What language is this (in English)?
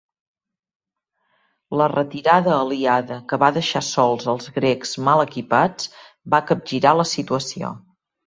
Catalan